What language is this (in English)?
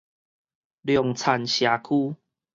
Min Nan Chinese